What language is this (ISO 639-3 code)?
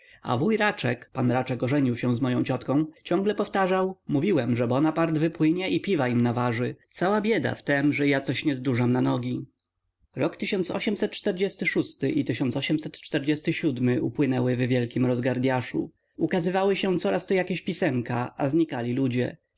pol